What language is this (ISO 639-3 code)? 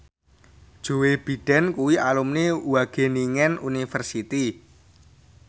jav